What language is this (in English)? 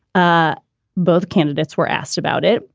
English